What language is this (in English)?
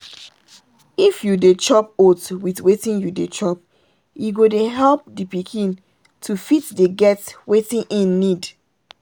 Nigerian Pidgin